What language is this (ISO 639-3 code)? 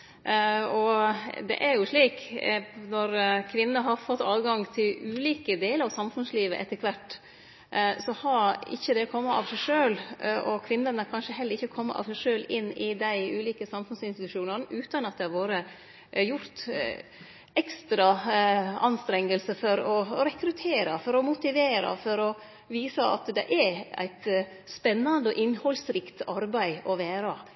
nno